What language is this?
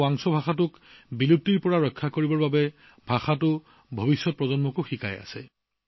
Assamese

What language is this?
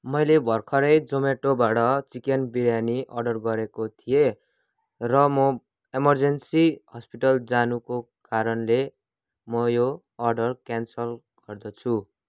Nepali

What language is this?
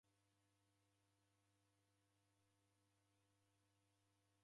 Taita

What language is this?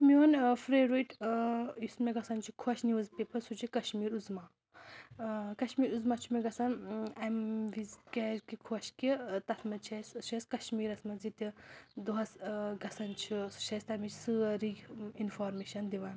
Kashmiri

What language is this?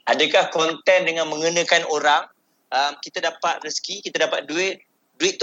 Malay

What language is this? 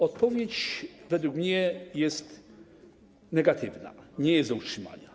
Polish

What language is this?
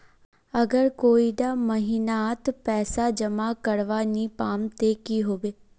Magahi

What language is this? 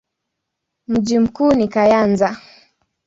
Swahili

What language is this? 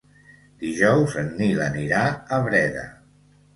Catalan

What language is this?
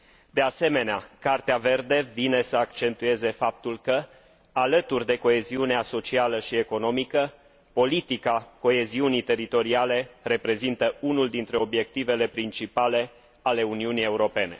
Romanian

